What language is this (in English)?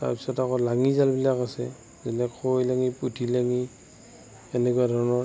Assamese